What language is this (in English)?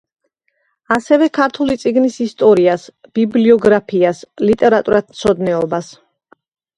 Georgian